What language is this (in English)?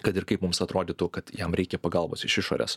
Lithuanian